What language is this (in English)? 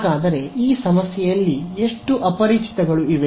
Kannada